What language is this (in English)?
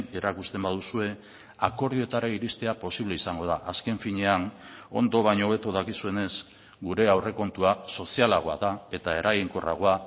Basque